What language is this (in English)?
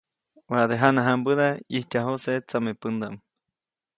Copainalá Zoque